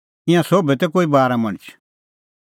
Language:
Kullu Pahari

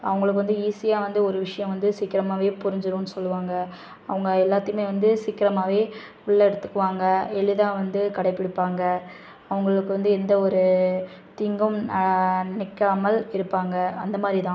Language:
Tamil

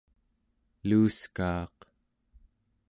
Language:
Central Yupik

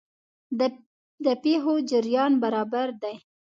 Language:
Pashto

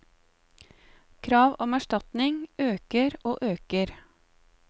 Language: Norwegian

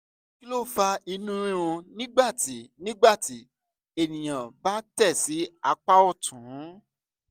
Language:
Yoruba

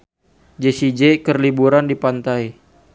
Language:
Sundanese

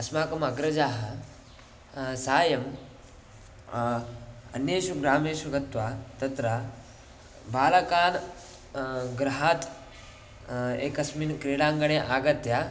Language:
Sanskrit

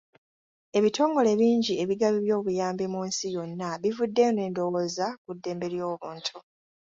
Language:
Ganda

